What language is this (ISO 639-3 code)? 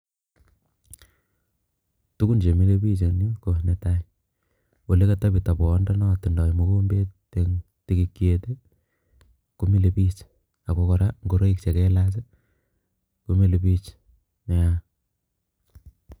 kln